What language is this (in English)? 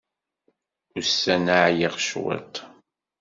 Kabyle